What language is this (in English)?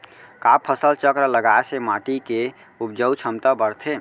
Chhattisgarhi